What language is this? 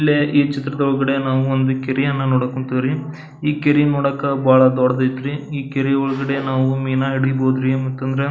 Kannada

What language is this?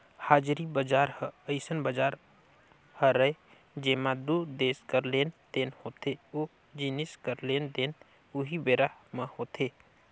Chhattisgarhi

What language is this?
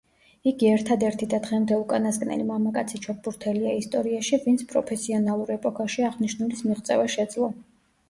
Georgian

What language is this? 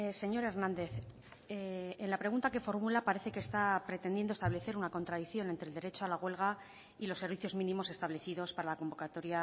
Spanish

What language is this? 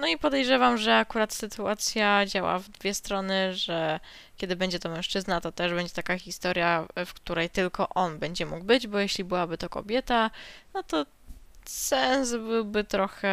Polish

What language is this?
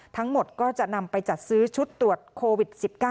Thai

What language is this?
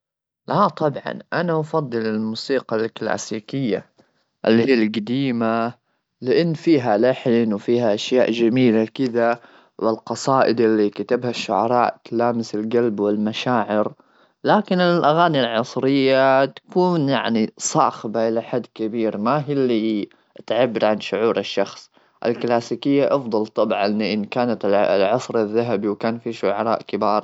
Gulf Arabic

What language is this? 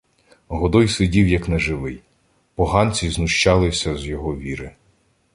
Ukrainian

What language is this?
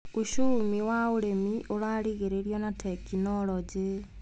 Kikuyu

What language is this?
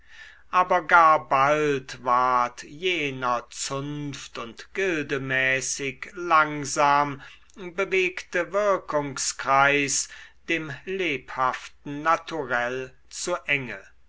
German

